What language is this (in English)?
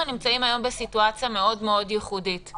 Hebrew